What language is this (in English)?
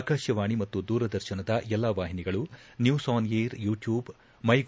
Kannada